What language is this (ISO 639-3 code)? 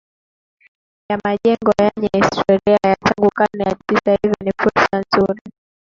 swa